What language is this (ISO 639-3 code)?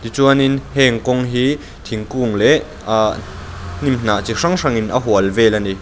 lus